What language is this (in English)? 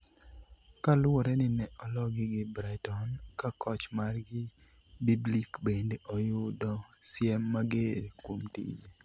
Luo (Kenya and Tanzania)